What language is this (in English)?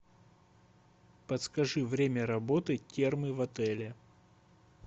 Russian